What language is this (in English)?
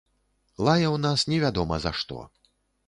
Belarusian